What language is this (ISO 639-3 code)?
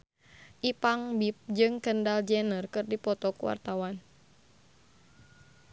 sun